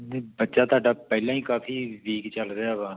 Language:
Punjabi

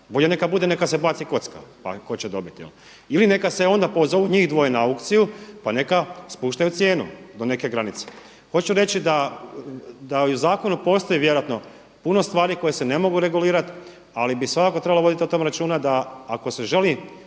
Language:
Croatian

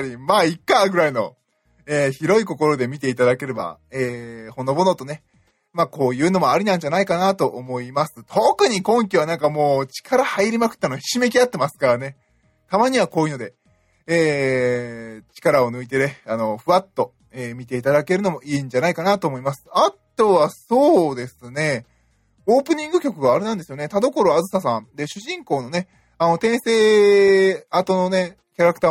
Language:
Japanese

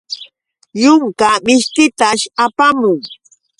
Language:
Yauyos Quechua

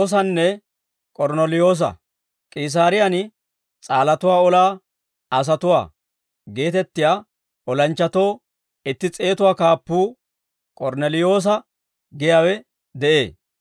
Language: Dawro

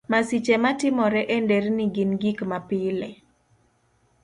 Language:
Luo (Kenya and Tanzania)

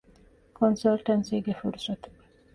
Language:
Divehi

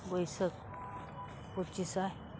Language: Santali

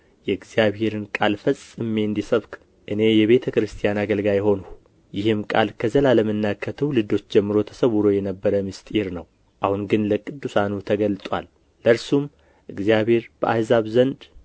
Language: Amharic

